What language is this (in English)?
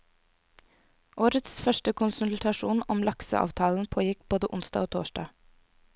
Norwegian